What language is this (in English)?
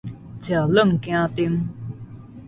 Min Nan Chinese